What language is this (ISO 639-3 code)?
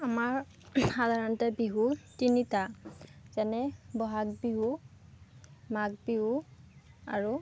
asm